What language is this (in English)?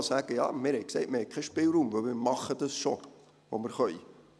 Swiss German